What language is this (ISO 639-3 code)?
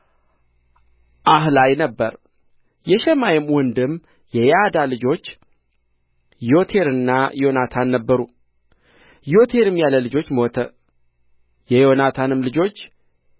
amh